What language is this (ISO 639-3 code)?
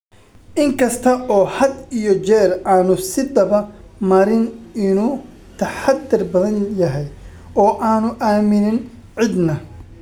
som